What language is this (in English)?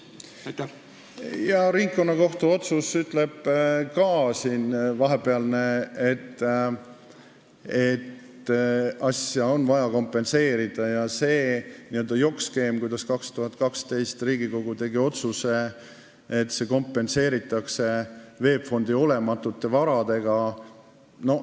Estonian